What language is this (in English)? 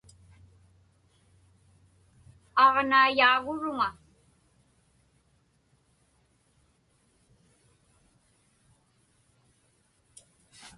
Inupiaq